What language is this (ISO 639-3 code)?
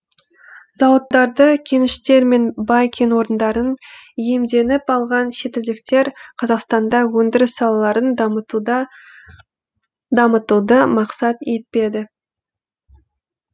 kaz